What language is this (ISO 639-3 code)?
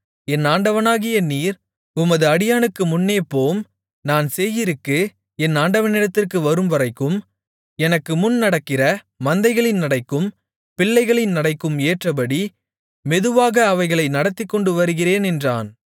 tam